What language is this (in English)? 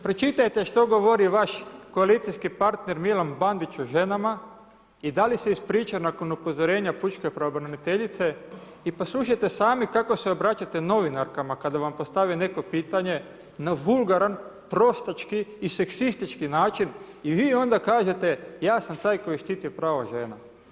Croatian